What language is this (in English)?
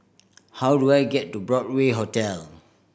English